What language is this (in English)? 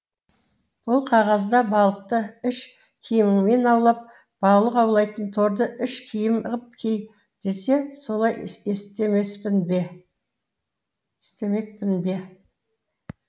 Kazakh